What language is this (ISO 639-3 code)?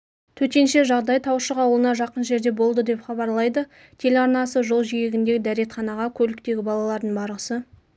kaz